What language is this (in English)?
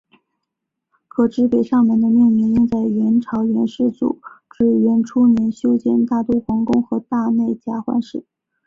Chinese